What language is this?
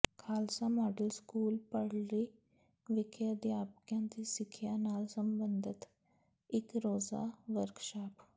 Punjabi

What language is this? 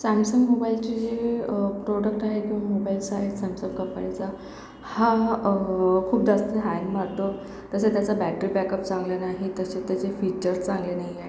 Marathi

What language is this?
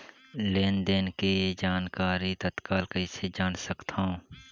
Chhattisgarhi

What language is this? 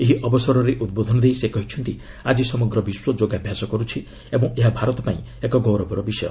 Odia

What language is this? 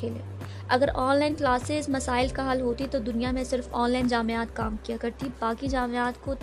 Urdu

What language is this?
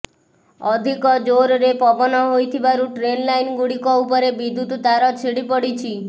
Odia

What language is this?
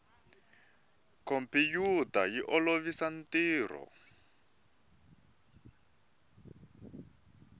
Tsonga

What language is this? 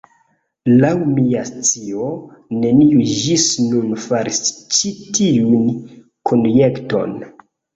Esperanto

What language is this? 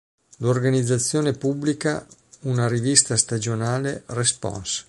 Italian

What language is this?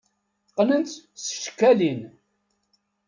Kabyle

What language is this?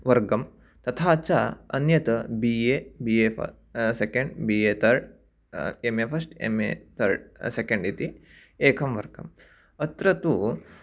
Sanskrit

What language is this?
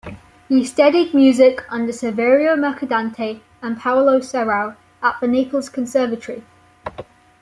English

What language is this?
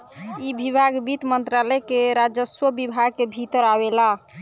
Bhojpuri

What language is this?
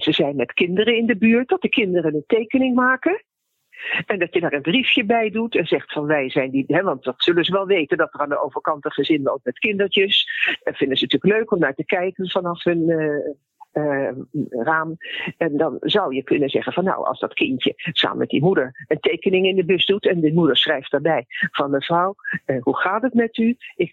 Dutch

